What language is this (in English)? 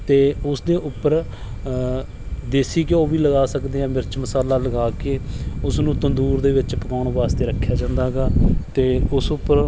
Punjabi